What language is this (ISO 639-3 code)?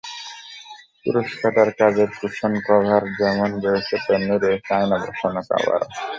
ben